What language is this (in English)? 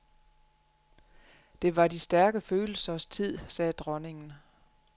Danish